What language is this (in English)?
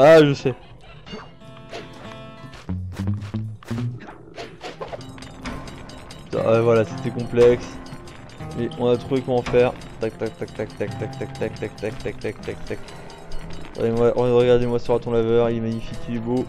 French